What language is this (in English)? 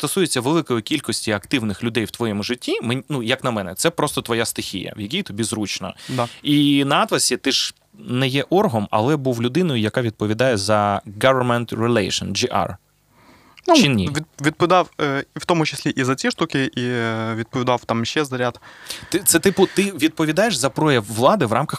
Ukrainian